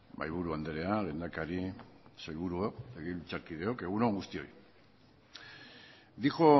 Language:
Basque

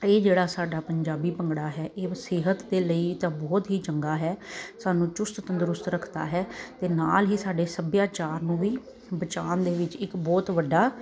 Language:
Punjabi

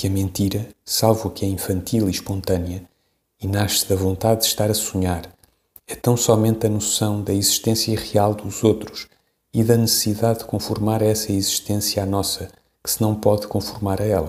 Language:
Portuguese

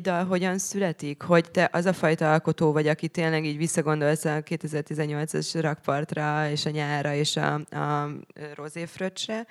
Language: Hungarian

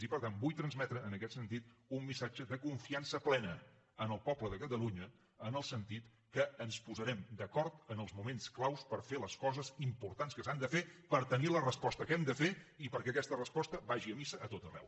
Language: Catalan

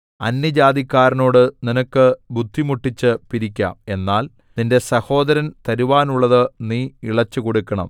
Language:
Malayalam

